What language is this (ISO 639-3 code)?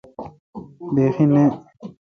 xka